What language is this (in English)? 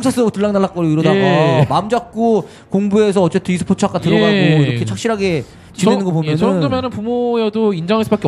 Korean